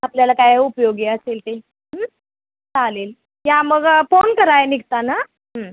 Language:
Marathi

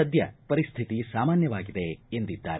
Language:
Kannada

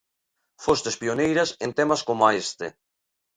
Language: Galician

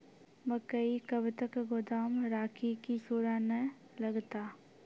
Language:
Maithili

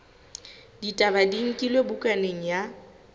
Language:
Southern Sotho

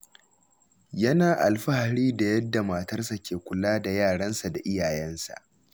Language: Hausa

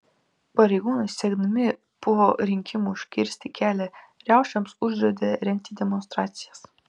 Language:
Lithuanian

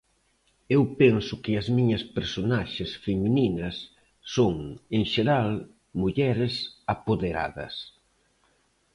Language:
Galician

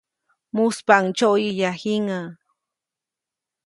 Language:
Copainalá Zoque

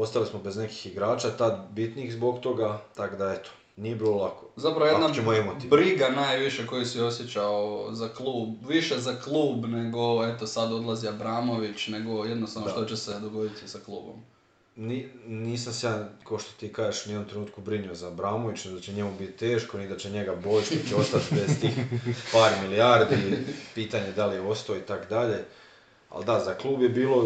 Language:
Croatian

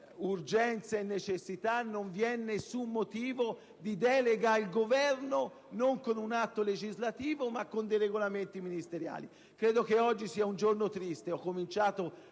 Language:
Italian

